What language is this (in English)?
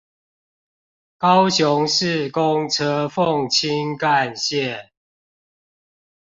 Chinese